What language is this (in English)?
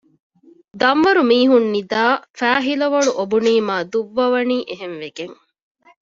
Divehi